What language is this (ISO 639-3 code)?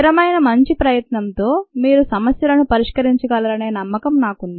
tel